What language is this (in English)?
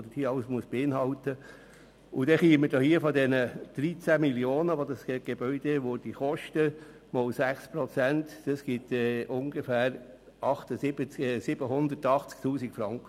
Swiss German